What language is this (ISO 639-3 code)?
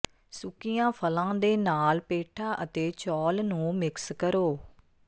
pan